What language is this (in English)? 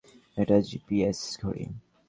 Bangla